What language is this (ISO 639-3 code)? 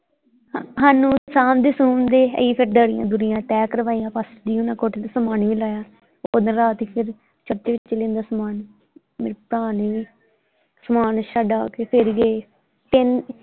pan